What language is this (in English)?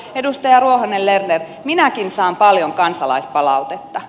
Finnish